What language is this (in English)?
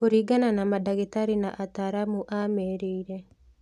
Kikuyu